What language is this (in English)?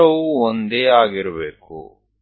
Kannada